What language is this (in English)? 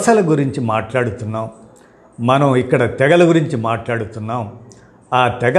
Telugu